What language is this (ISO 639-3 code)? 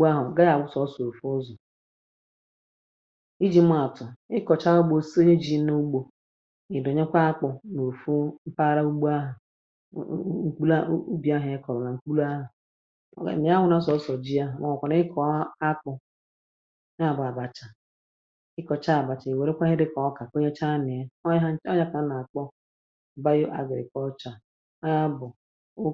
ibo